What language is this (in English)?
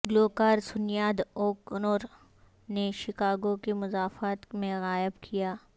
Urdu